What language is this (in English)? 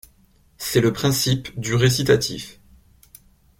French